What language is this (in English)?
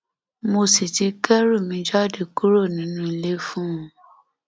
Yoruba